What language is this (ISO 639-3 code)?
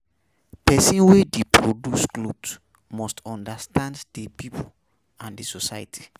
pcm